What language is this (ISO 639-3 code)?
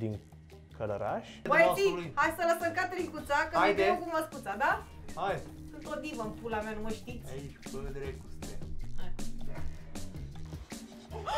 ron